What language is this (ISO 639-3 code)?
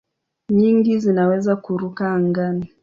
swa